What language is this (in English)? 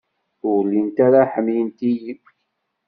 Kabyle